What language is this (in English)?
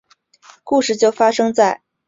Chinese